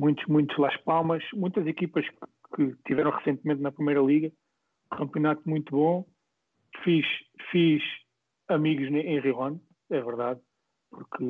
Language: Portuguese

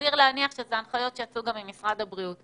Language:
Hebrew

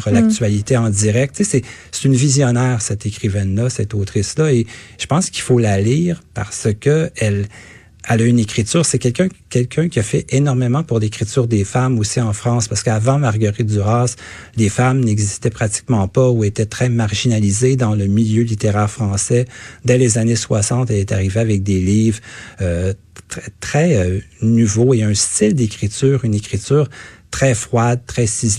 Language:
French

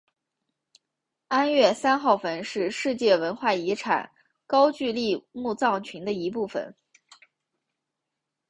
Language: Chinese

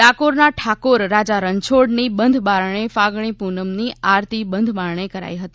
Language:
Gujarati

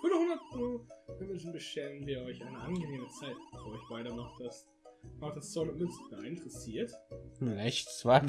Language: German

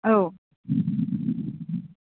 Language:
Bodo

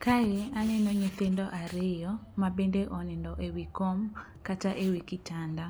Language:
Luo (Kenya and Tanzania)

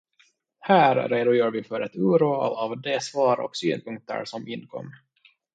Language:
Swedish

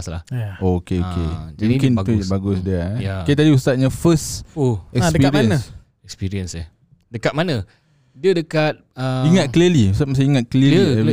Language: Malay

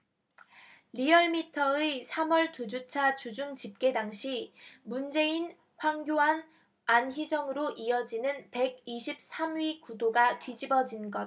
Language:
Korean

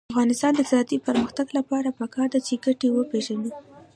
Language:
Pashto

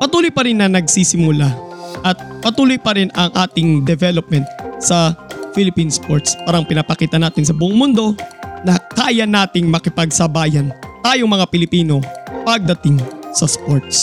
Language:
Filipino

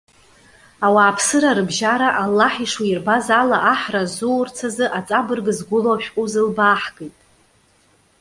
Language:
Abkhazian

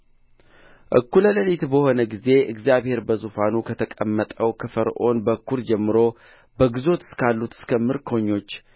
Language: Amharic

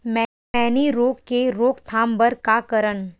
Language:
Chhattisgarhi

